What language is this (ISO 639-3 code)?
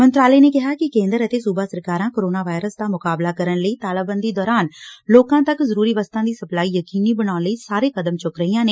pan